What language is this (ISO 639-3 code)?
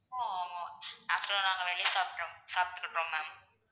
tam